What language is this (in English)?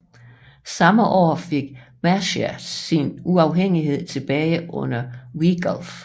Danish